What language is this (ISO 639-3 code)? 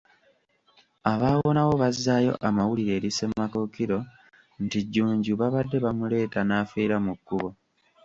lug